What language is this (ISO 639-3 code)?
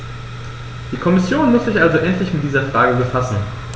deu